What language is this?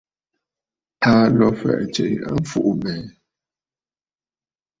Bafut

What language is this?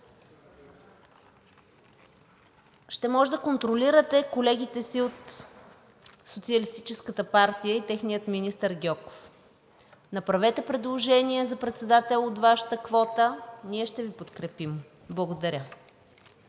Bulgarian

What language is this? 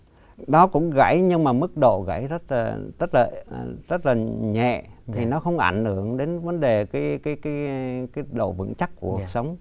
Vietnamese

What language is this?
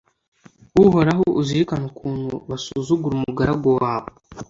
Kinyarwanda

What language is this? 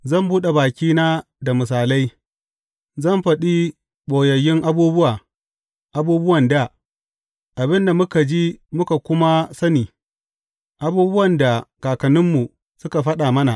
Hausa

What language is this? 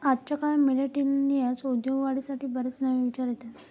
Marathi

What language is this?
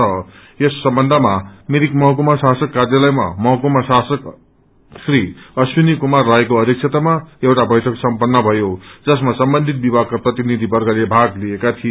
Nepali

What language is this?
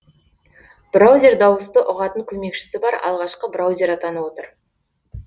Kazakh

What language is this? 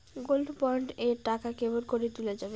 Bangla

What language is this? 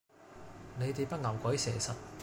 Cantonese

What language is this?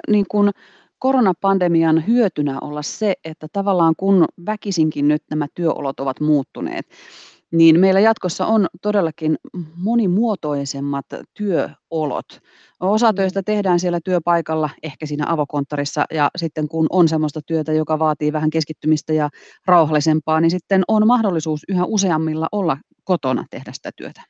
Finnish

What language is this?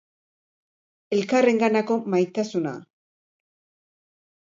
Basque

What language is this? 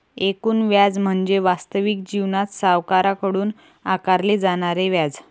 Marathi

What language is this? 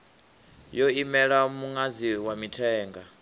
Venda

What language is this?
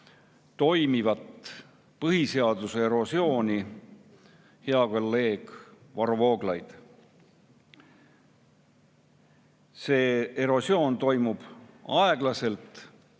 Estonian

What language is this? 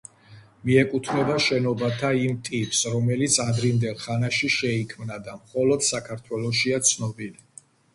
Georgian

